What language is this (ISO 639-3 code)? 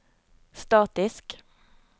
nor